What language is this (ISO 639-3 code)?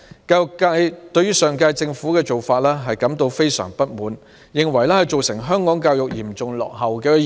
yue